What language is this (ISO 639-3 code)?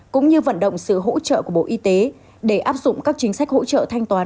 vie